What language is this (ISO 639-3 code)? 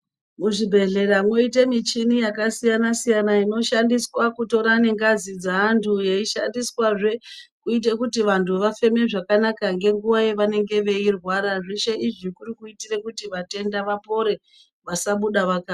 ndc